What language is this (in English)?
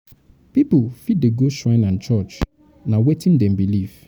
Nigerian Pidgin